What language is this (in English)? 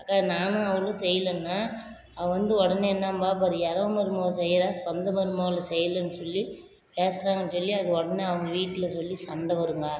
Tamil